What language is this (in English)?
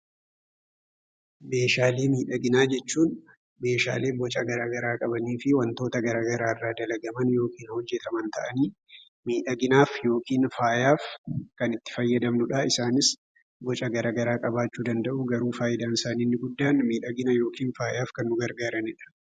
Oromo